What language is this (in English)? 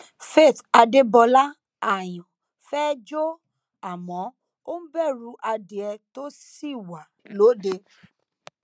Yoruba